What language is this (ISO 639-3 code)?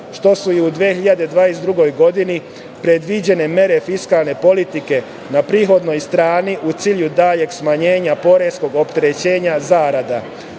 srp